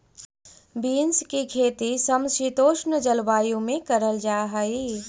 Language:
Magahi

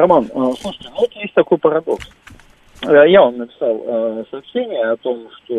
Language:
Russian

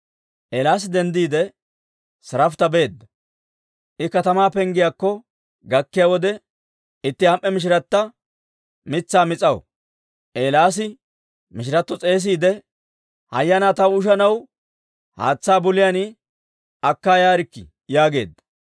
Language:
Dawro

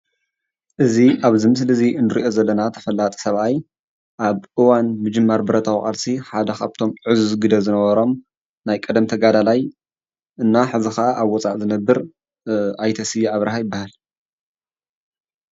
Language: Tigrinya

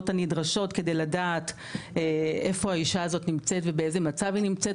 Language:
Hebrew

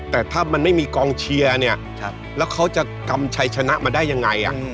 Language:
Thai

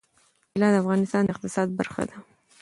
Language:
Pashto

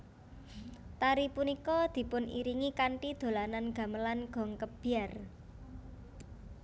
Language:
Javanese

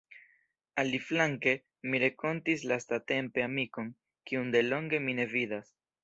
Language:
Esperanto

